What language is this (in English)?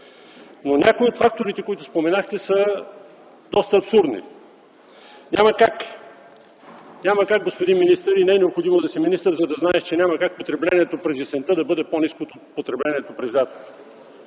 Bulgarian